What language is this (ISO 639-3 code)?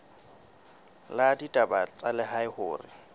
sot